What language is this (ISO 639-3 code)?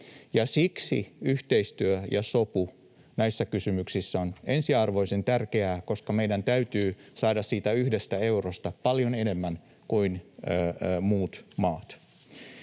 fin